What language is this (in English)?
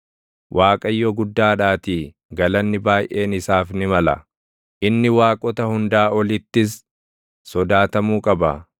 Oromo